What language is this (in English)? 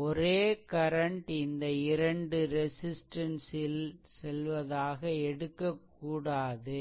Tamil